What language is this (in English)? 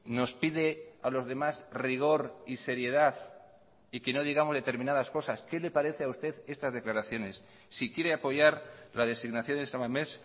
Spanish